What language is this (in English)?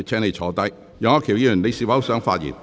Cantonese